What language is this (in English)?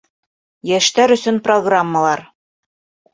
Bashkir